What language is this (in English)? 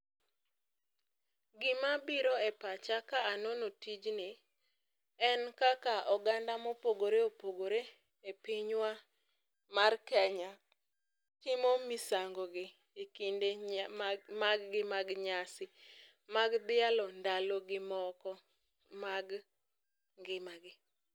Luo (Kenya and Tanzania)